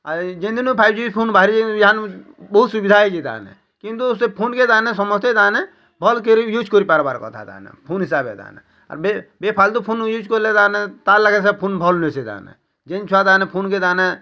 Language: Odia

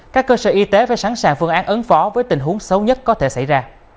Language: Vietnamese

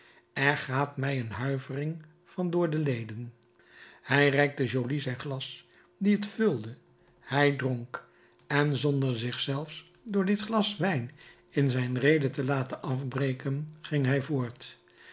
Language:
Dutch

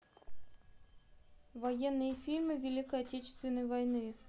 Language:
Russian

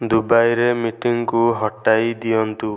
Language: Odia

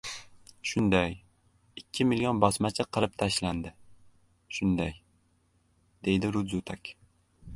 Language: Uzbek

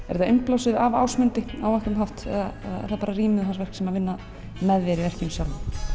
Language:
Icelandic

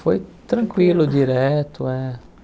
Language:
Portuguese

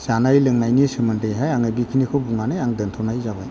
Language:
Bodo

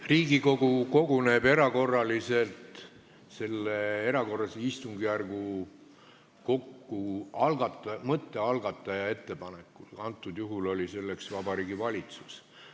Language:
Estonian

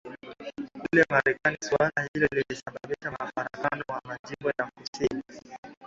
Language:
Swahili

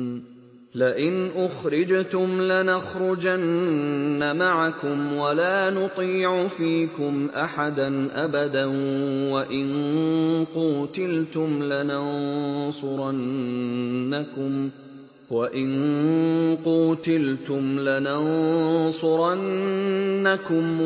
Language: Arabic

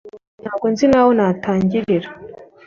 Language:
Kinyarwanda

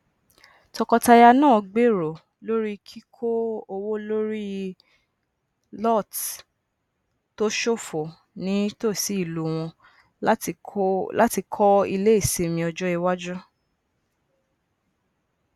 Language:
Yoruba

